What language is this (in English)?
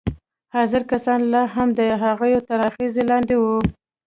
Pashto